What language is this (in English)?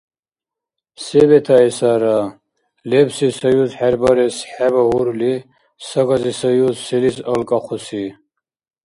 Dargwa